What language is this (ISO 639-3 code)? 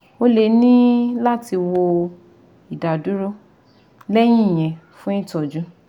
yor